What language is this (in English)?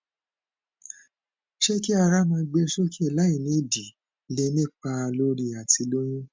Yoruba